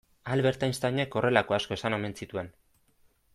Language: Basque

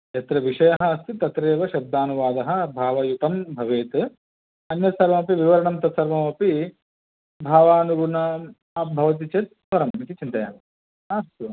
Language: Sanskrit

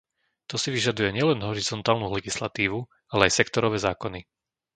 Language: Slovak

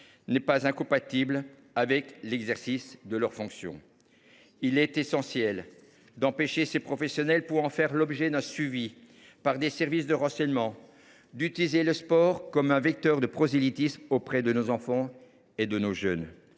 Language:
French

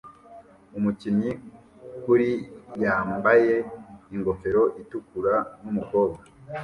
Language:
Kinyarwanda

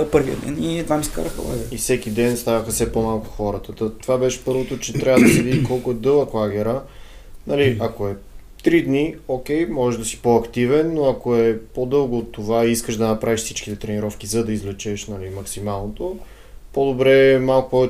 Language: Bulgarian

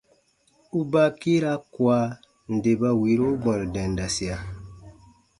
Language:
Baatonum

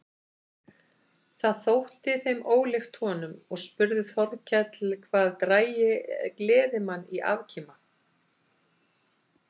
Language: Icelandic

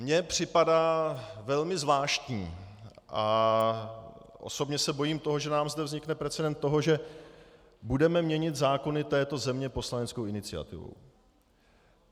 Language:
Czech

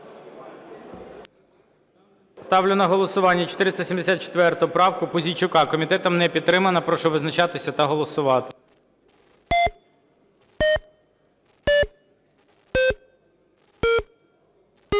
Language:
Ukrainian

